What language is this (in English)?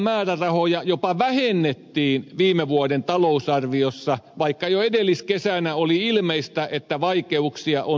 Finnish